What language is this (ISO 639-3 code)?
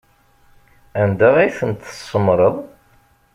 kab